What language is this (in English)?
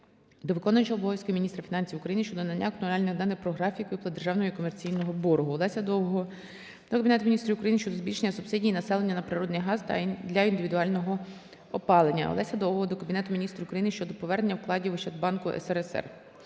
Ukrainian